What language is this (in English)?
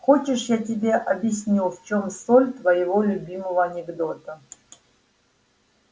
Russian